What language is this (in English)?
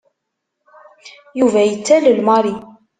Kabyle